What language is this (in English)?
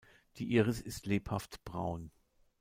German